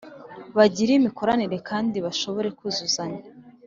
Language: Kinyarwanda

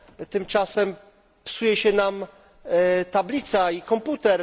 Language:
Polish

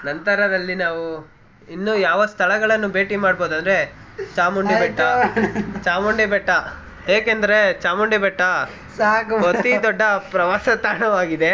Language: Kannada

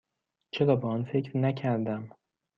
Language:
Persian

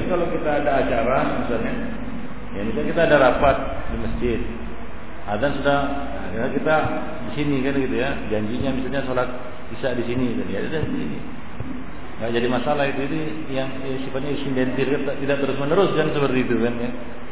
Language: Malay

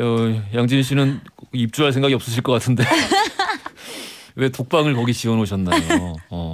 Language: Korean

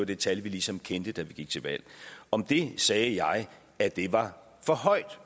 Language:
Danish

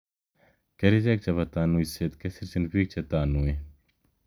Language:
Kalenjin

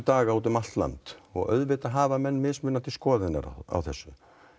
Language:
Icelandic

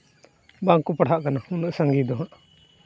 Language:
Santali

